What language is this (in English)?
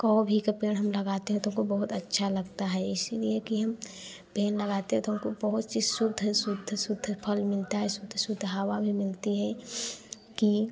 Hindi